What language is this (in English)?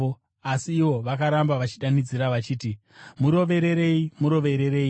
Shona